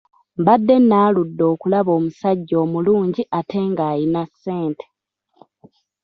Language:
Ganda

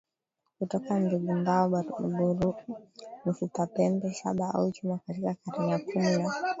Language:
Swahili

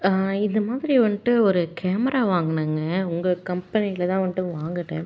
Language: Tamil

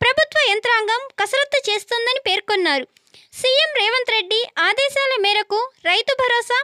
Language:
Telugu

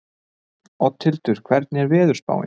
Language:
Icelandic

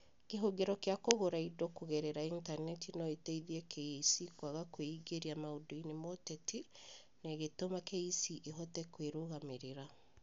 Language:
Kikuyu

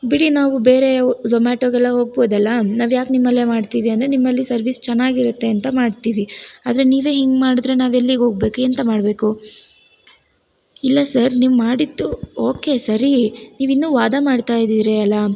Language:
Kannada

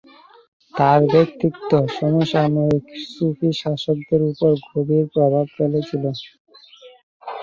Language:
Bangla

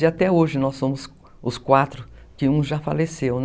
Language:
Portuguese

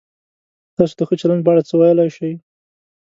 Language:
Pashto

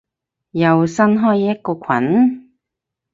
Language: Cantonese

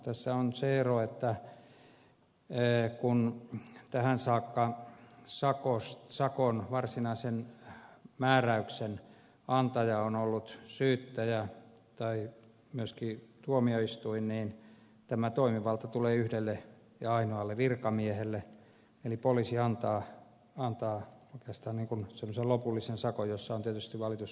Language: Finnish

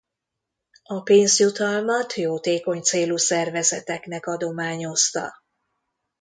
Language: Hungarian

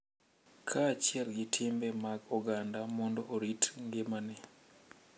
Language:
Luo (Kenya and Tanzania)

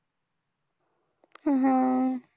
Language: Marathi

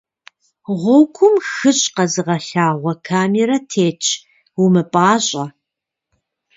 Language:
Kabardian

